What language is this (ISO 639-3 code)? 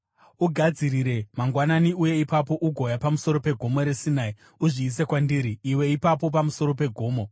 sna